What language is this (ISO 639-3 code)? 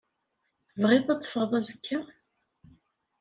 kab